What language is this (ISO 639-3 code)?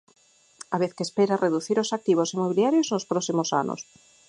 glg